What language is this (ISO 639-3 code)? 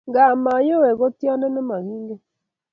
kln